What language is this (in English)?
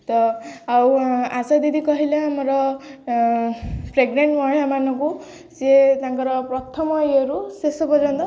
Odia